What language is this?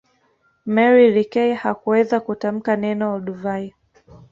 Swahili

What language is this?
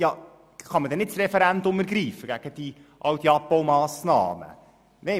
Swiss German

